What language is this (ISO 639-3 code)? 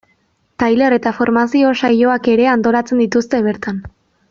eus